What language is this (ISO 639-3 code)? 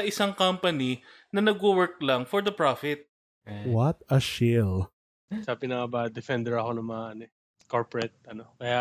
fil